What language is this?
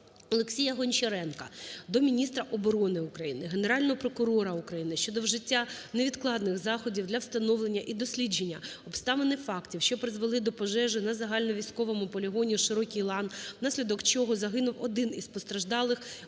Ukrainian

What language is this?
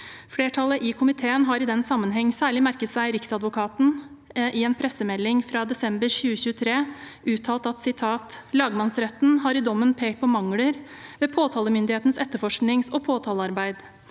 Norwegian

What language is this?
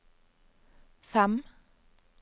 Norwegian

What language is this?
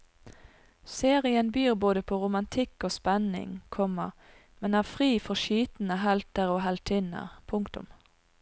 Norwegian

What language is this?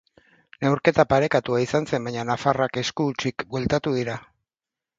Basque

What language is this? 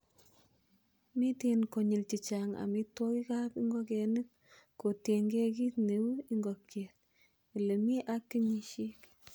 Kalenjin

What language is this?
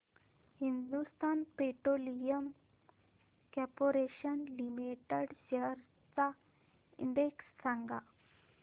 Marathi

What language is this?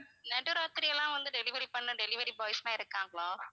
Tamil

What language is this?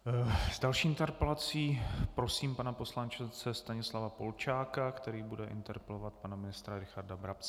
Czech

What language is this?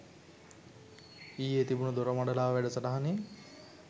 Sinhala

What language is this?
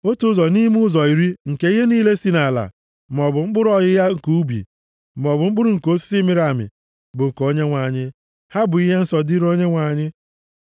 Igbo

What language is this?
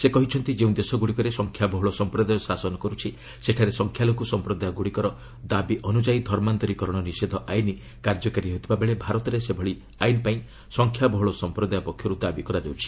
Odia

